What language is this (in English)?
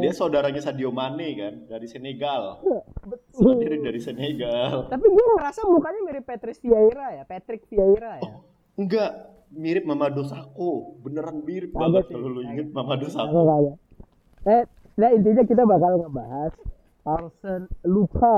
Indonesian